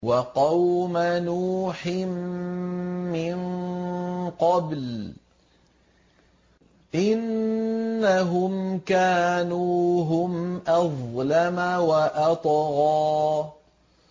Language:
Arabic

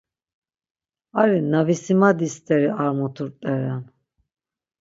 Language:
Laz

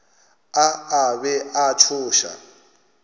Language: Northern Sotho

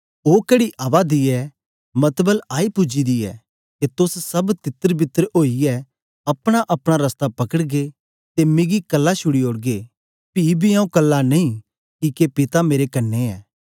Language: Dogri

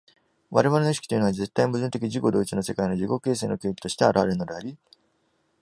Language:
Japanese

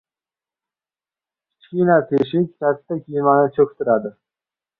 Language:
Uzbek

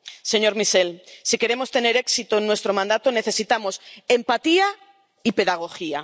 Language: Spanish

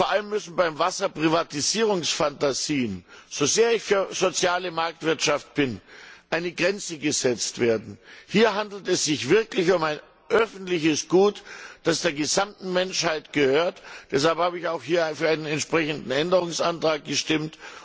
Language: German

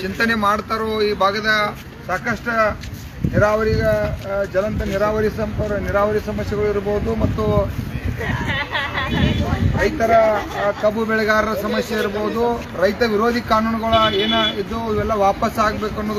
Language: Hindi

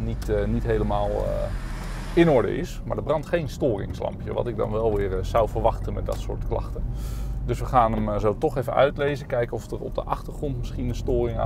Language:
Dutch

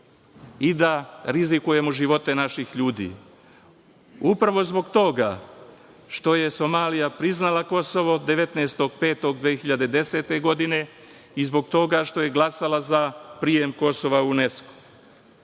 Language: Serbian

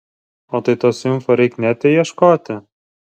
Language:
Lithuanian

